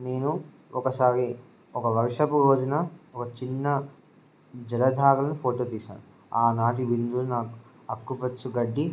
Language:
Telugu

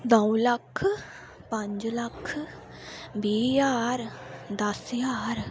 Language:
Dogri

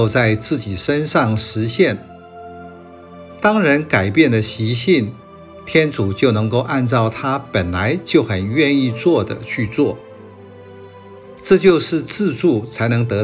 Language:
Chinese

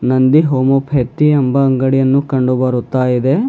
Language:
Kannada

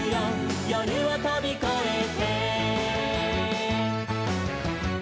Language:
Japanese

